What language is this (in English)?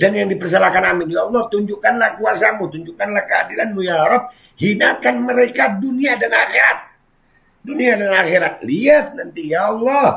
Indonesian